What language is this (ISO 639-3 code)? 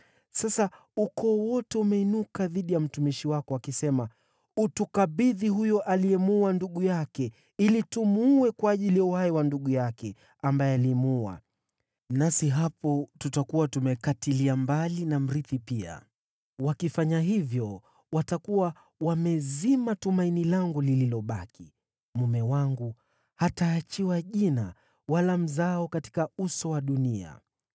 swa